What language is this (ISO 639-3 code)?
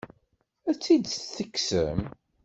kab